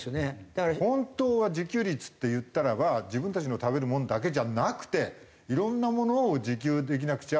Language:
Japanese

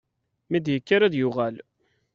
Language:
Kabyle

